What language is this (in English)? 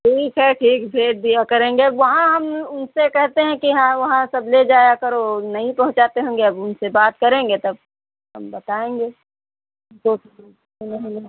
Hindi